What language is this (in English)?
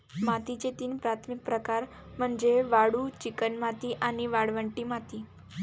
Marathi